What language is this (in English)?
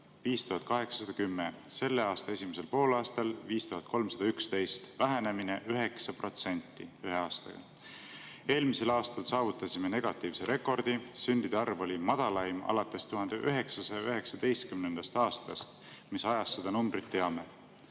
Estonian